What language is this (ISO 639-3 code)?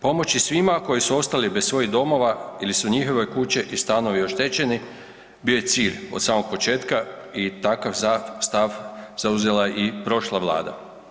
hrv